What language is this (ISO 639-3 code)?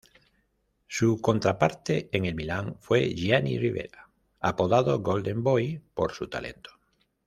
spa